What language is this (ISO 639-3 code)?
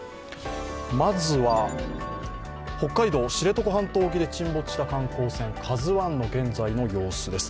jpn